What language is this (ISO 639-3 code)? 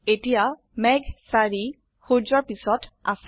asm